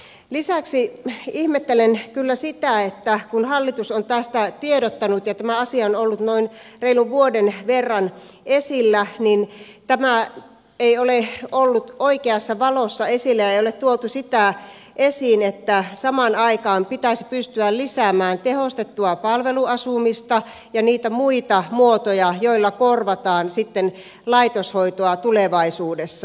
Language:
Finnish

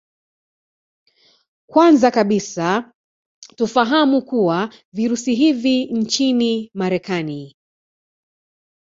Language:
Swahili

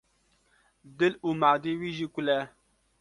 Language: Kurdish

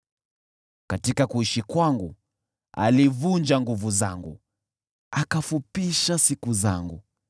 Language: Swahili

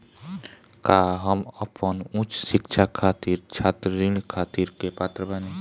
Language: Bhojpuri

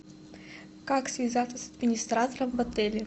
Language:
Russian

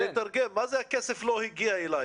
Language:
Hebrew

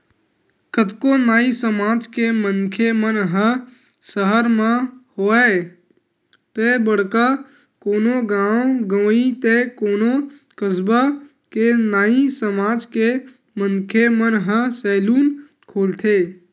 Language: Chhattisgarhi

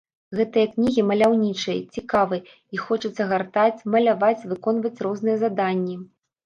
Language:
Belarusian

